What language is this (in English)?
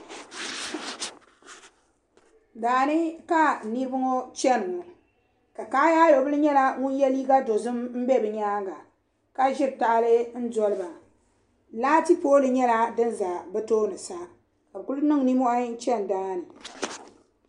Dagbani